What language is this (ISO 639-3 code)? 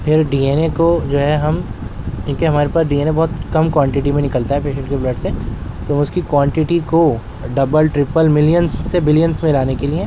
urd